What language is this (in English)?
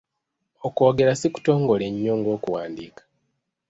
Ganda